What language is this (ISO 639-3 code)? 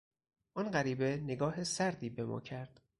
fas